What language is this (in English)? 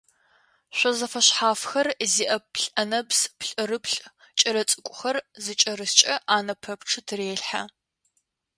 Adyghe